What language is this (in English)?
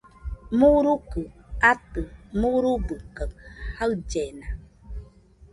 Nüpode Huitoto